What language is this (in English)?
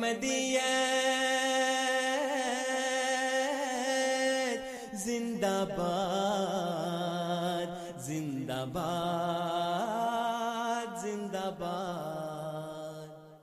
Urdu